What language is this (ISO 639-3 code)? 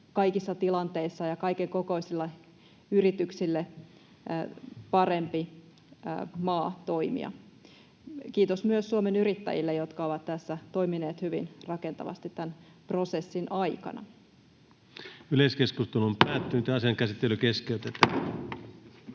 fin